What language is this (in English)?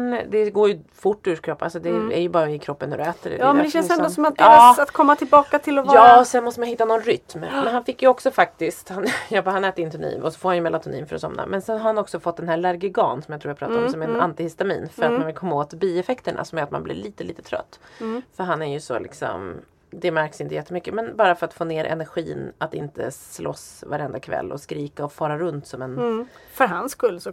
Swedish